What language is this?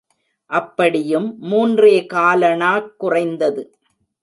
Tamil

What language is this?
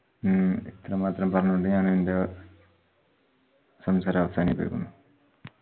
Malayalam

